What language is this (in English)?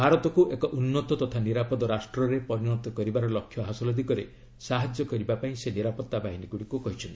Odia